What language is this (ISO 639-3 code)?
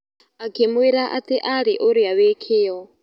kik